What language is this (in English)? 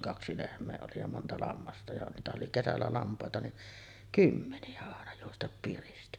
Finnish